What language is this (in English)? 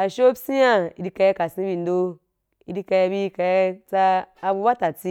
Wapan